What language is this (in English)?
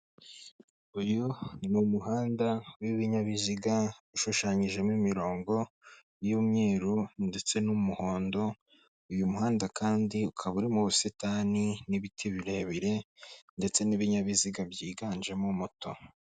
Kinyarwanda